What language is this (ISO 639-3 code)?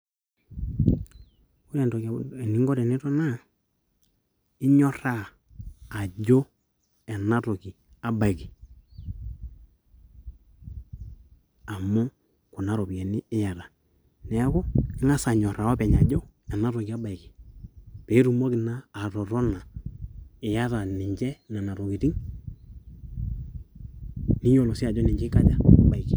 mas